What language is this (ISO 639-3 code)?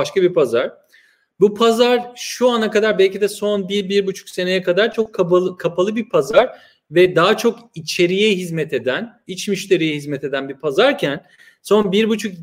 tur